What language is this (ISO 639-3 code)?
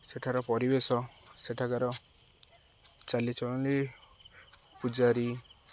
ori